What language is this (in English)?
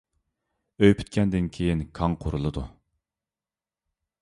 Uyghur